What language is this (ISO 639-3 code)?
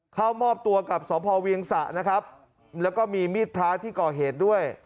tha